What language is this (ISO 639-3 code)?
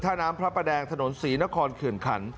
tha